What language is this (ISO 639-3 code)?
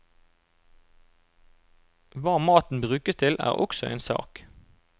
nor